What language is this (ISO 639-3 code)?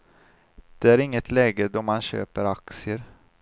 swe